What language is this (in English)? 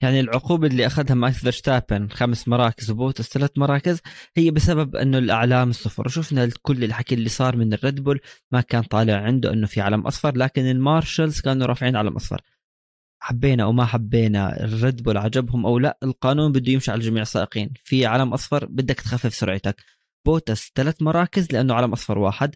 Arabic